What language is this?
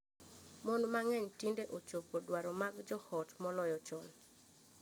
Luo (Kenya and Tanzania)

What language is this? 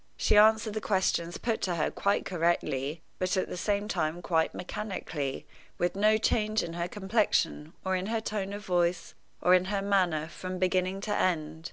English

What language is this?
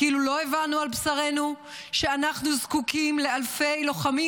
Hebrew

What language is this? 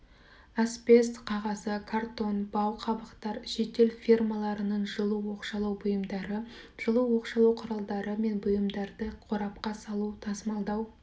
Kazakh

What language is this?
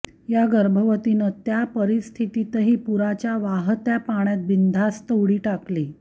Marathi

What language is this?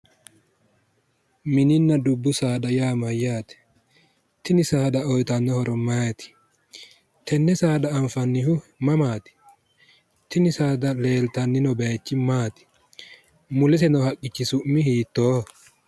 Sidamo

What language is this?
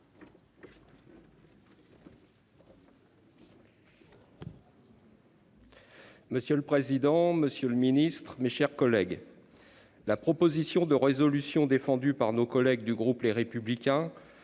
French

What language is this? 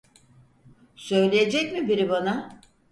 Turkish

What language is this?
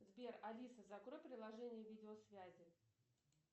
Russian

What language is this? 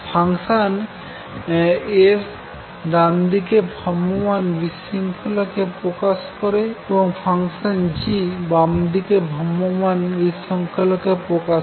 Bangla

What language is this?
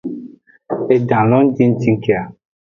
Aja (Benin)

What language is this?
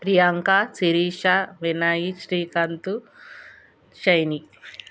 Telugu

